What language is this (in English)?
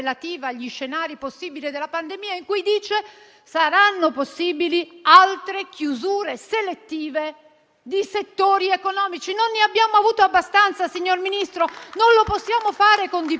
Italian